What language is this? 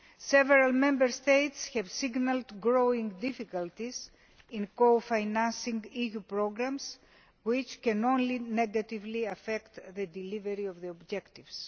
English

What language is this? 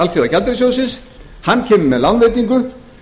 Icelandic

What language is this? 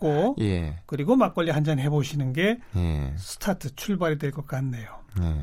Korean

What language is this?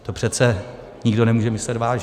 Czech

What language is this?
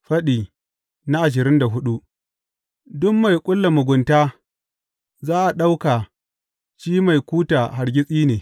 Hausa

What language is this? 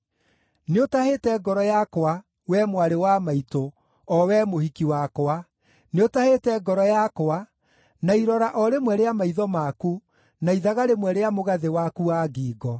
Kikuyu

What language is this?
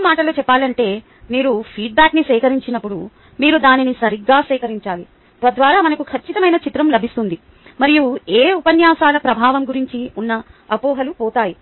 Telugu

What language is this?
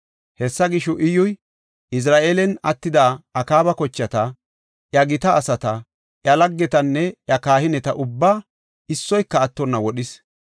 Gofa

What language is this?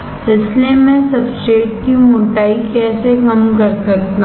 Hindi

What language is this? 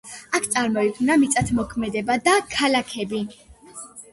Georgian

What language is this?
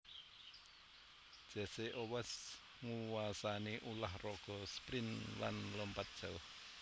Javanese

